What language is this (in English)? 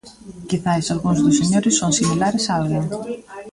Galician